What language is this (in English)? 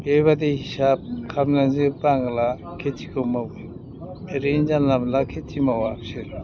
Bodo